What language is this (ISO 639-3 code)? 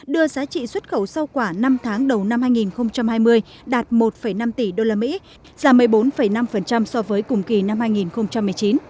vie